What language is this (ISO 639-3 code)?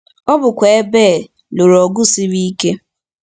ibo